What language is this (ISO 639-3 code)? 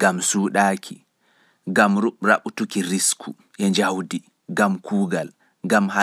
ful